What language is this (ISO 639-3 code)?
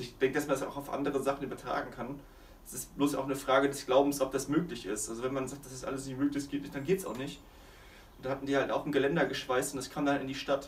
deu